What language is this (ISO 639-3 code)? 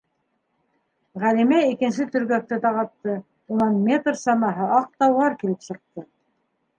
bak